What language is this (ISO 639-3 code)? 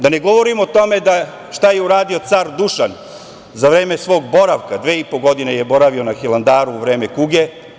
srp